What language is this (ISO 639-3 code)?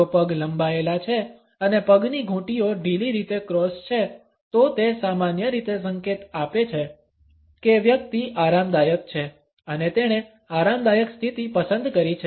guj